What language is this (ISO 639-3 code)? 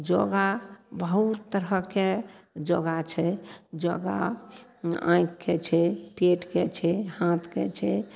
mai